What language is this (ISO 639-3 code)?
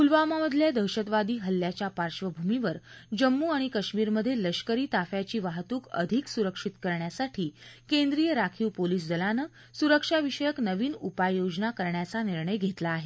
mar